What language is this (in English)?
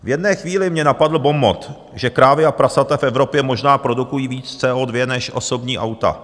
Czech